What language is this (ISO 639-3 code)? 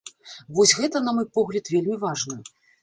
bel